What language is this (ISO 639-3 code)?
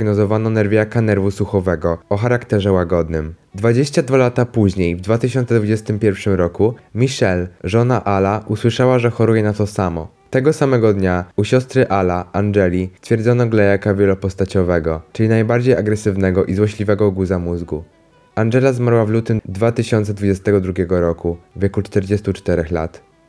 pol